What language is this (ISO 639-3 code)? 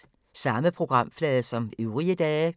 dan